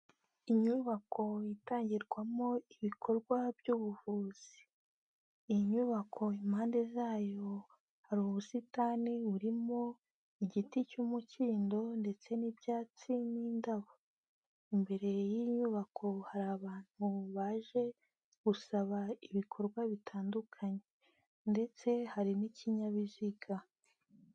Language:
Kinyarwanda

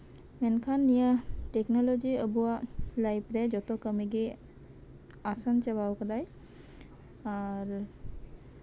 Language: Santali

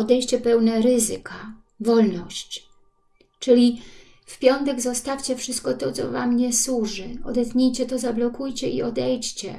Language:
Polish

